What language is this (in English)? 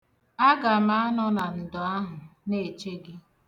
Igbo